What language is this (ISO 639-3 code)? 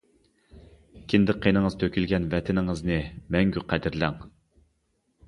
uig